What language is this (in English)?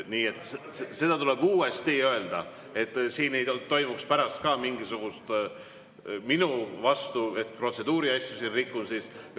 Estonian